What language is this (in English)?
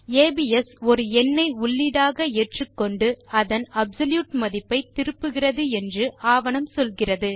Tamil